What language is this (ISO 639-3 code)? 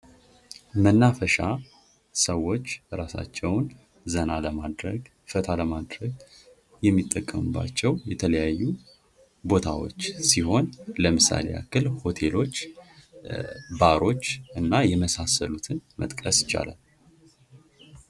amh